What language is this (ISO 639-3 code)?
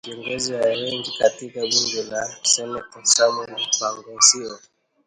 swa